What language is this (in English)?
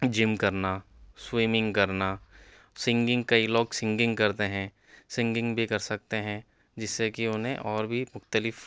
Urdu